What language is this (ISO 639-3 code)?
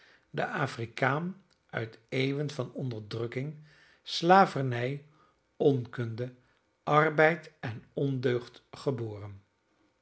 nld